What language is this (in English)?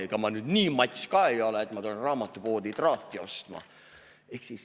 Estonian